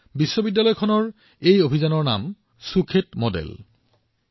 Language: Assamese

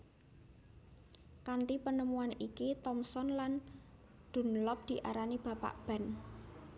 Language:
Javanese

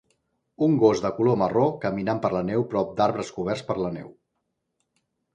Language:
Catalan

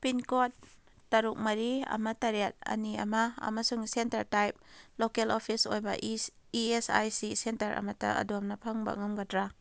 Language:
Manipuri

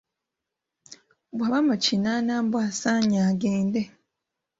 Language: Ganda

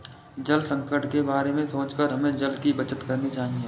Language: Hindi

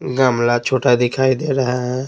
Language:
Hindi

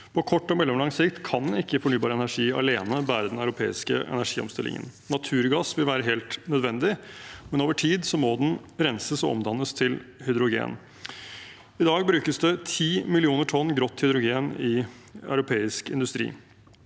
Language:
Norwegian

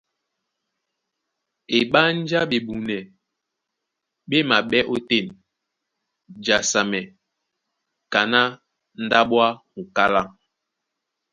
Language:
Duala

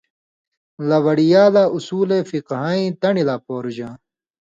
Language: Indus Kohistani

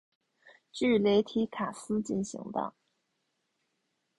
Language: Chinese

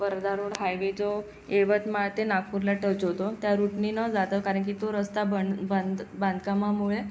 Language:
Marathi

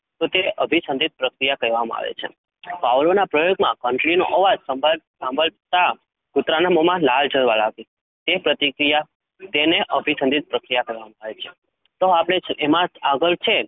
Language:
Gujarati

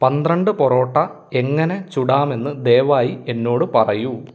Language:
Malayalam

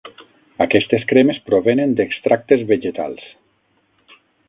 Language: Catalan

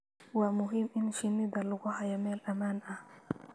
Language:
Somali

